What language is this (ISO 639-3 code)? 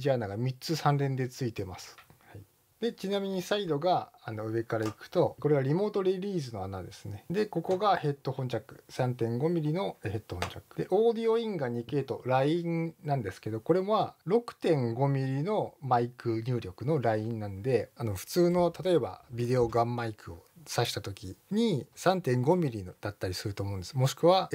jpn